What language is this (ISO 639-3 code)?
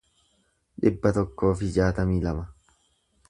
orm